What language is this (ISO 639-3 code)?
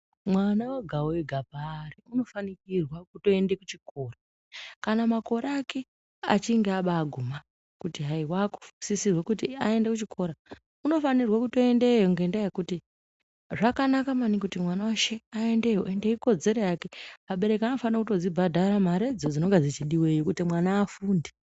ndc